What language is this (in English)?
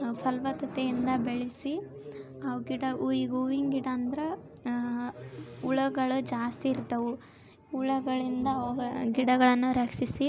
Kannada